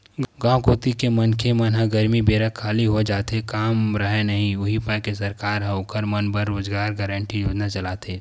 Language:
Chhattisgarhi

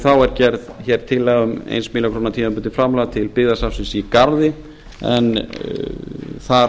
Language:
Icelandic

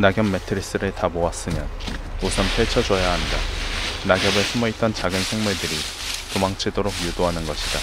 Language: Korean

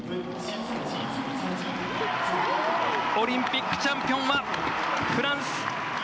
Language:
Japanese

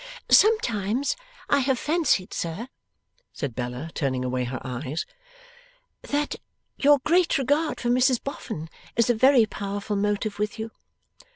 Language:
English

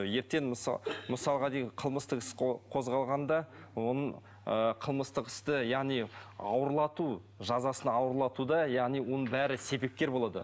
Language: Kazakh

